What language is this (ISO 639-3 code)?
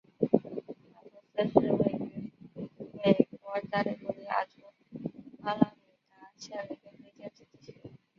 zho